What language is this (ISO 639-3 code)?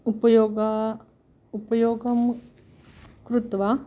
san